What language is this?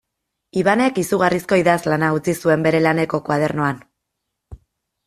Basque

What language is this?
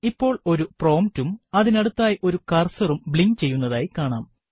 Malayalam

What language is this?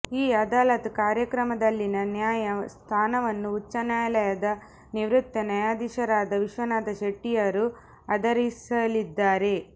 Kannada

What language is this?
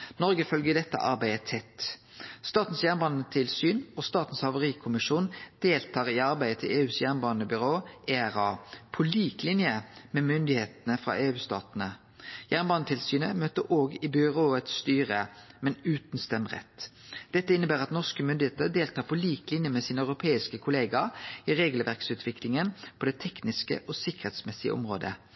Norwegian Nynorsk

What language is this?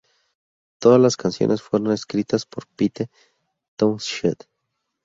Spanish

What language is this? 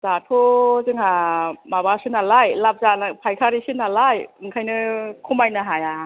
Bodo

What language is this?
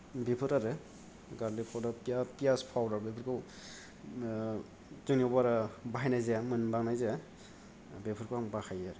Bodo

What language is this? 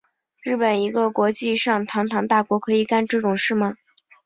Chinese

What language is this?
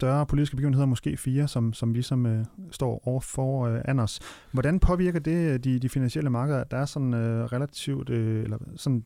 Danish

